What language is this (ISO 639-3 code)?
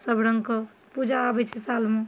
mai